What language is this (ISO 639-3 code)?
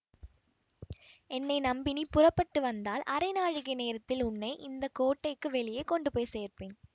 tam